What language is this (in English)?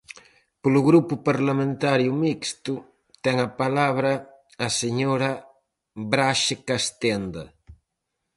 Galician